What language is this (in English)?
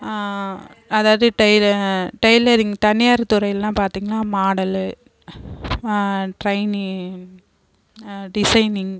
Tamil